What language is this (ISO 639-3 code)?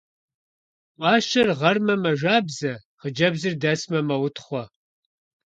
kbd